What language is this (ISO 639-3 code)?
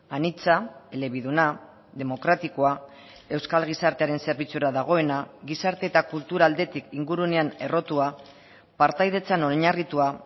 eus